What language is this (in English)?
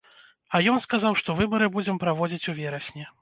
Belarusian